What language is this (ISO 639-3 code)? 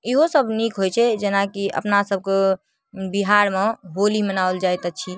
mai